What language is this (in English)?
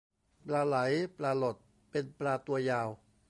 Thai